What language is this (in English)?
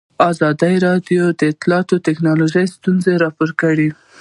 Pashto